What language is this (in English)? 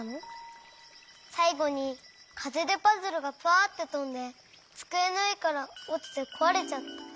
Japanese